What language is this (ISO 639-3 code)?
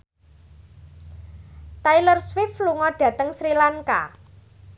jav